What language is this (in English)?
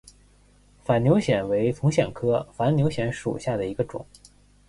Chinese